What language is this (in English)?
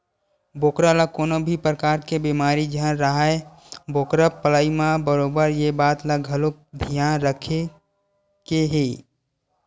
Chhattisgarhi